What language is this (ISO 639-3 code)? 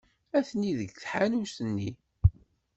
kab